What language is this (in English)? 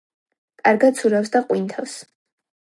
Georgian